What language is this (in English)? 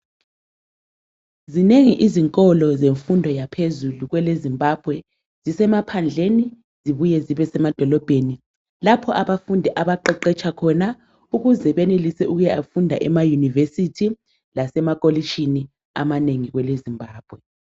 North Ndebele